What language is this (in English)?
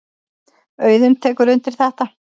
Icelandic